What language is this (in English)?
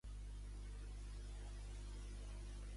Catalan